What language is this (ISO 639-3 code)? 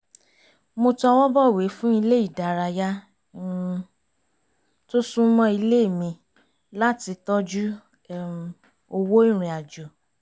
yor